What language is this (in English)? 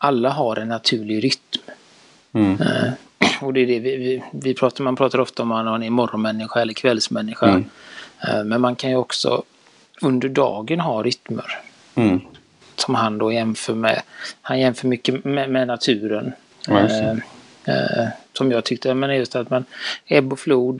Swedish